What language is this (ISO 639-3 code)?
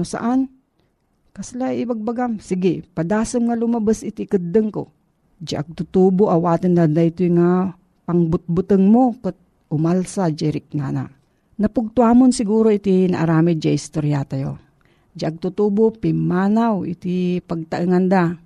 fil